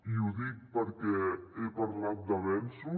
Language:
Catalan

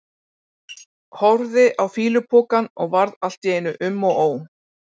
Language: Icelandic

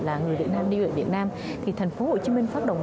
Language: Vietnamese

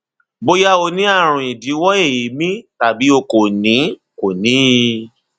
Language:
Yoruba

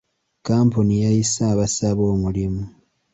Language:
Ganda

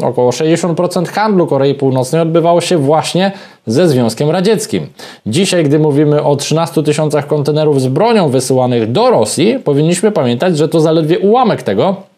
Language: Polish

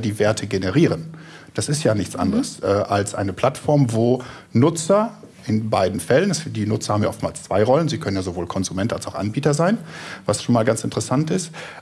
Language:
German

